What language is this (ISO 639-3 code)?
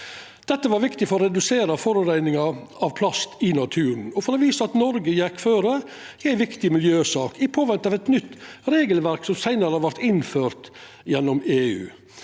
nor